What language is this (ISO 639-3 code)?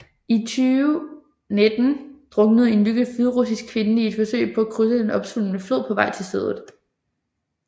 dan